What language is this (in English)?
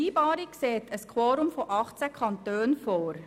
Swiss German